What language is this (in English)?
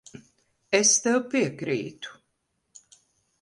Latvian